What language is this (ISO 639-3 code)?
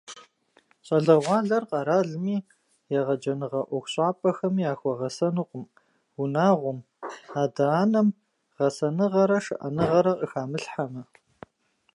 kbd